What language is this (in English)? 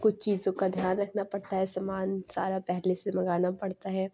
Urdu